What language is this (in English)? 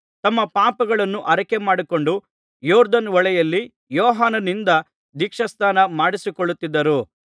Kannada